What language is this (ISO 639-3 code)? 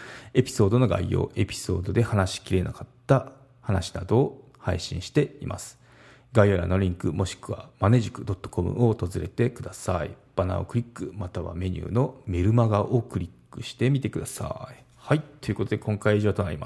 jpn